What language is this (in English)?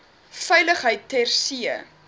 Afrikaans